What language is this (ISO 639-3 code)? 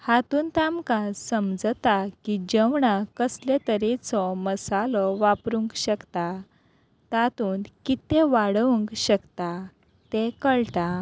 kok